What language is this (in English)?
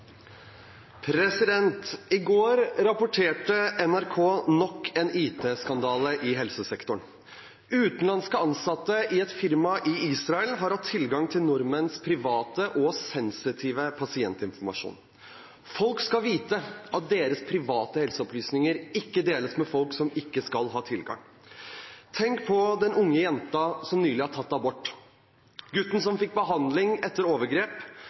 Norwegian Bokmål